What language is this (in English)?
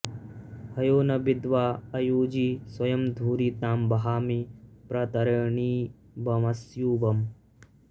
Sanskrit